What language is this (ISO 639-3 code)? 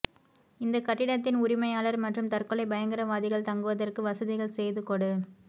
tam